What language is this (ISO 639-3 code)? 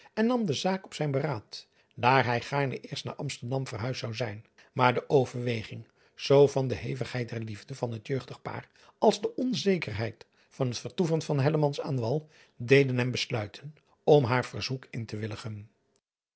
nld